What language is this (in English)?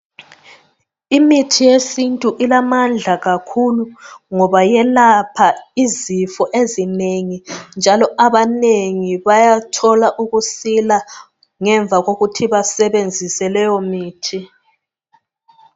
North Ndebele